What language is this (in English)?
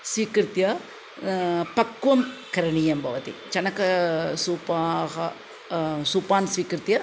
Sanskrit